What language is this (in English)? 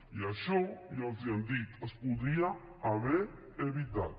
Catalan